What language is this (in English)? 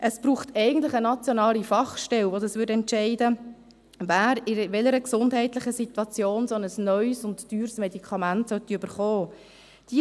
Swiss German